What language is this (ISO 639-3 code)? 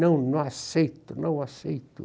por